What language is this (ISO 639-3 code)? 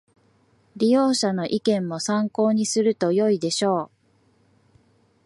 jpn